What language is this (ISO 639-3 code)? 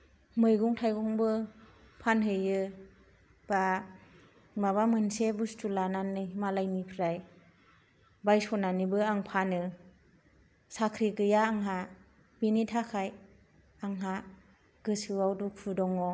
brx